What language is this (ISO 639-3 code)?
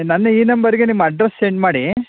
kan